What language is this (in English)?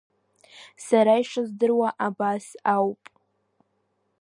Abkhazian